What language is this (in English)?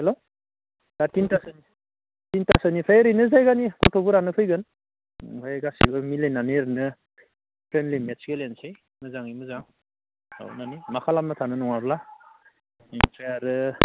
Bodo